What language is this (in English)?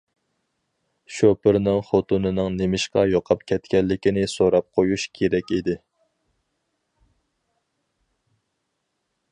Uyghur